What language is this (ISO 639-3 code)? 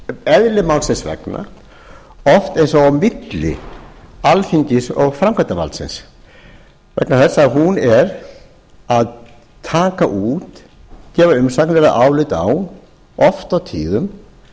isl